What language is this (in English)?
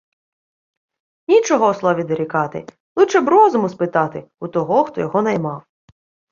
Ukrainian